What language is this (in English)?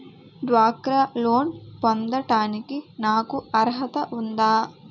Telugu